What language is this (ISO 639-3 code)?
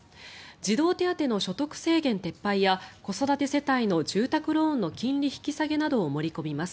jpn